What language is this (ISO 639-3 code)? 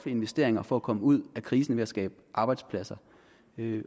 dan